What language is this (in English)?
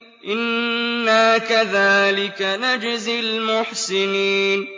Arabic